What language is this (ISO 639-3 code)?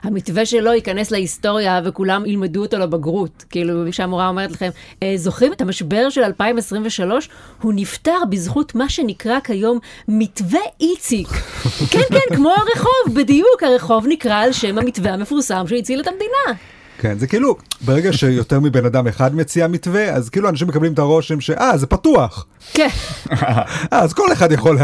heb